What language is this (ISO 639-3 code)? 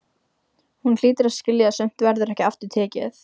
isl